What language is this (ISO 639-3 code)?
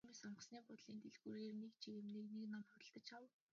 mon